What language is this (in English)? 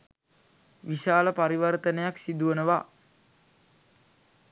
Sinhala